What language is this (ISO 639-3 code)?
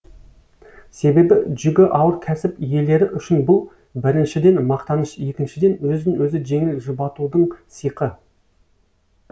kaz